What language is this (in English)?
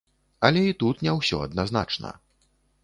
Belarusian